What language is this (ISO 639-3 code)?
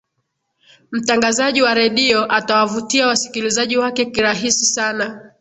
swa